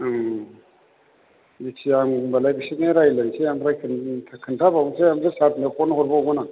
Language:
Bodo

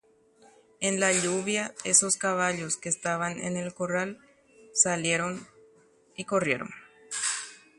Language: Guarani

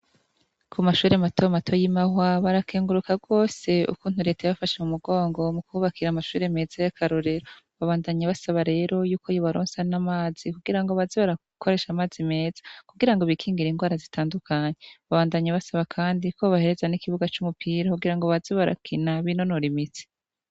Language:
Rundi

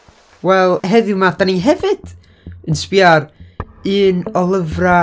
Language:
Welsh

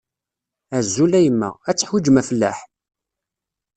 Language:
Kabyle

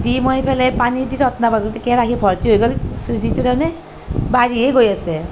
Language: Assamese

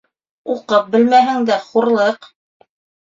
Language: Bashkir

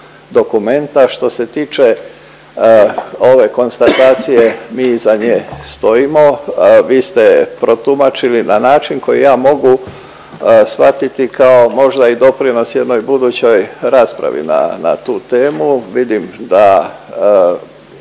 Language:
Croatian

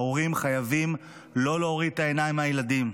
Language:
Hebrew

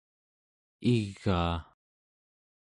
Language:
Central Yupik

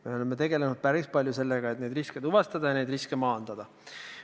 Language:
Estonian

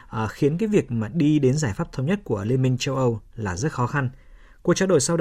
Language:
Vietnamese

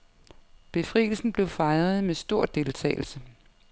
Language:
Danish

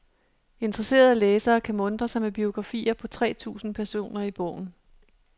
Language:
Danish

